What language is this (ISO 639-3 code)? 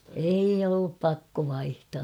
fin